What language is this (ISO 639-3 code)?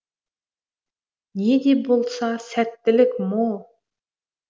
kaz